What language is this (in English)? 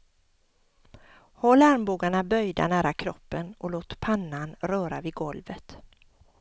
Swedish